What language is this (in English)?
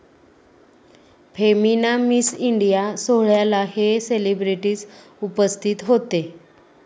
Marathi